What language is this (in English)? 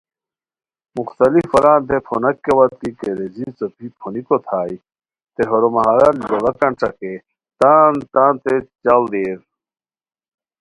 Khowar